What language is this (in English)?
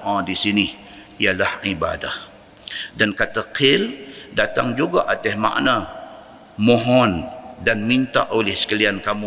Malay